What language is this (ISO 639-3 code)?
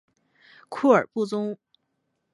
zho